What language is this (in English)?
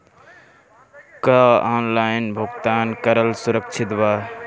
Bhojpuri